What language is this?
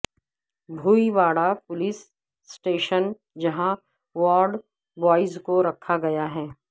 Urdu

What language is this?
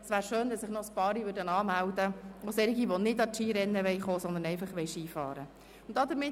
Swiss German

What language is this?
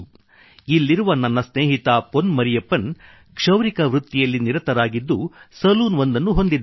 Kannada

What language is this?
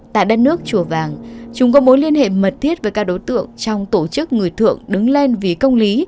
Vietnamese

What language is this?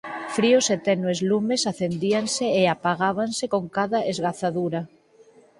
Galician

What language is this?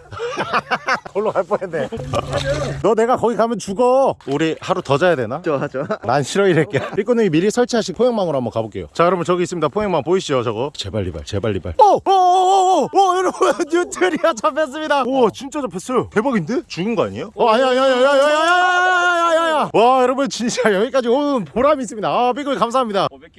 Korean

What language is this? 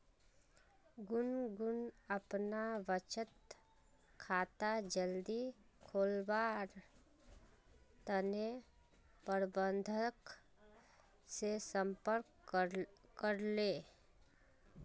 Magahi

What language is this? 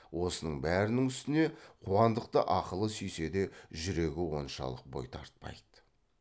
Kazakh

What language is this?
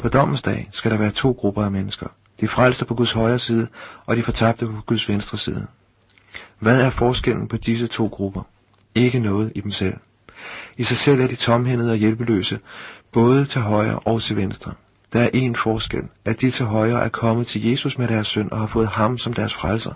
Danish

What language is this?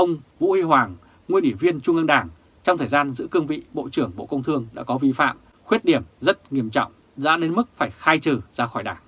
Vietnamese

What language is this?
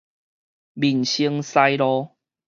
Min Nan Chinese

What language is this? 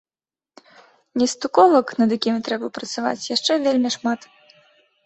Belarusian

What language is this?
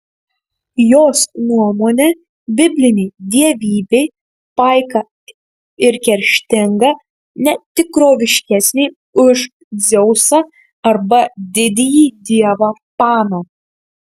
Lithuanian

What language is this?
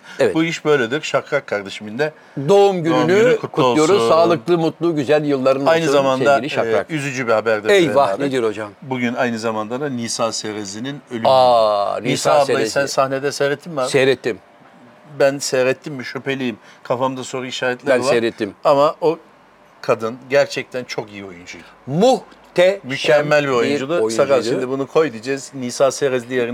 Turkish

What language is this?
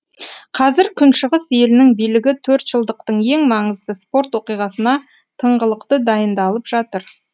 Kazakh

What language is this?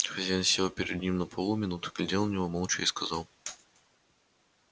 Russian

